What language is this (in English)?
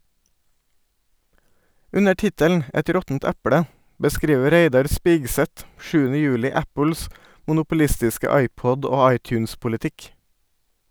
Norwegian